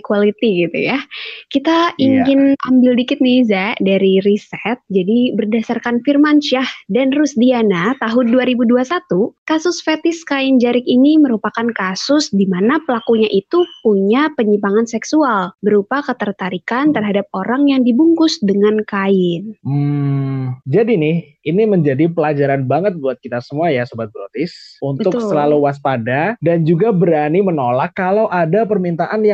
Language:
Indonesian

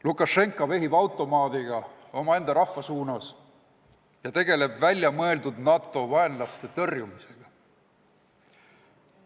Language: Estonian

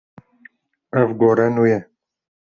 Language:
Kurdish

